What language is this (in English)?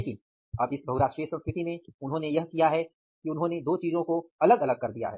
Hindi